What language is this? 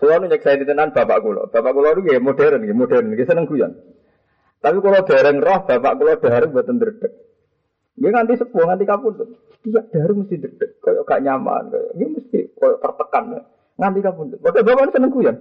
Malay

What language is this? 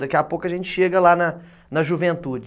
Portuguese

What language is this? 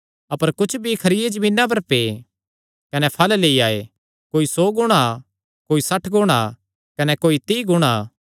Kangri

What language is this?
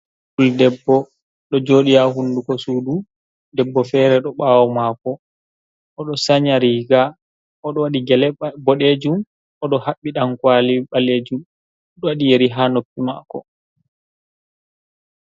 Fula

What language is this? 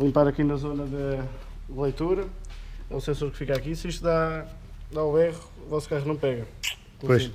Portuguese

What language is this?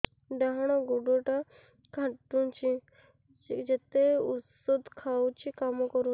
Odia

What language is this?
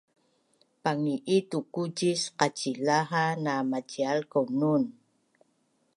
Bunun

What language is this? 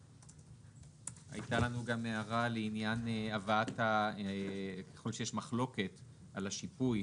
Hebrew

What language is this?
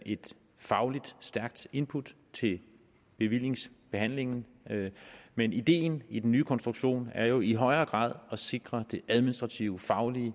Danish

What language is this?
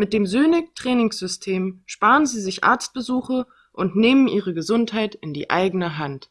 German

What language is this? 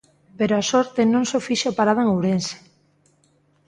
Galician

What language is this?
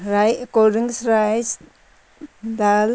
Nepali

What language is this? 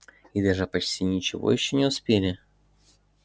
Russian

